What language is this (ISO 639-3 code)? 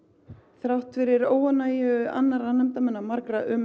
isl